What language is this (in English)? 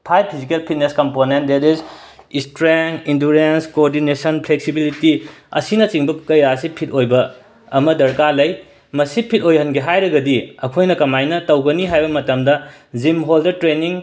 Manipuri